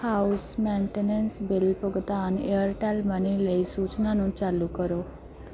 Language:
Punjabi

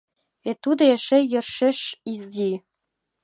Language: Mari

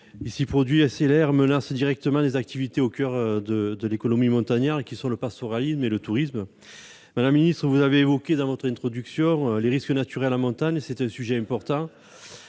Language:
French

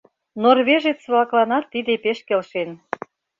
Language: Mari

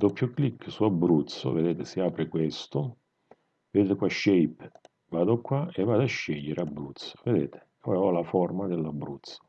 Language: Italian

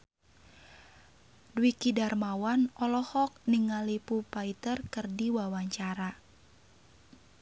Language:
Sundanese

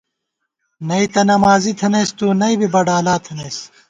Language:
Gawar-Bati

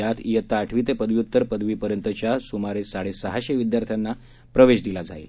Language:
Marathi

